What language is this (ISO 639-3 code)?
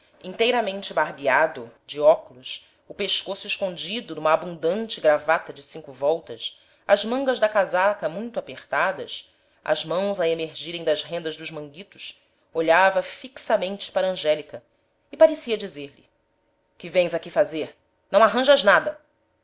por